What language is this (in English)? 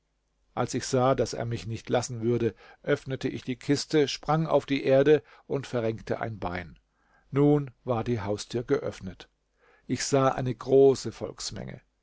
German